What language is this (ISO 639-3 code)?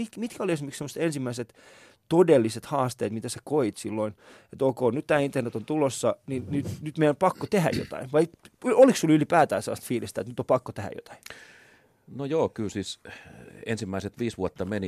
fin